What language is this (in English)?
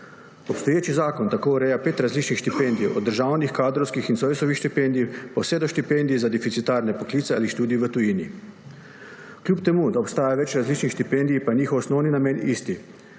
Slovenian